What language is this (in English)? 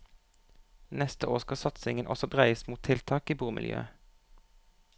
Norwegian